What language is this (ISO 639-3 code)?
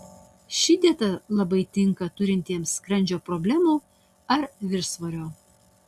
lit